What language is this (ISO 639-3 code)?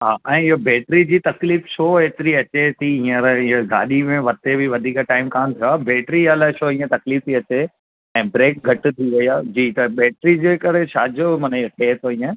snd